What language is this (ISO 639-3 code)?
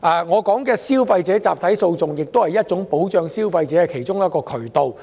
yue